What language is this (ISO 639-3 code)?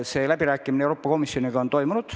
est